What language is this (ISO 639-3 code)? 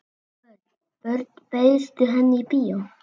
isl